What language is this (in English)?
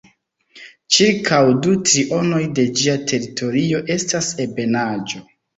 Esperanto